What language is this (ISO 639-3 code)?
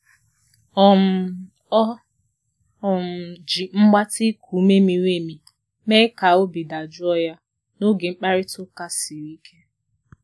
ibo